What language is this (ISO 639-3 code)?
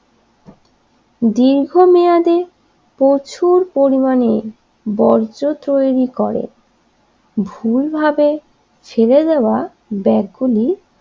ben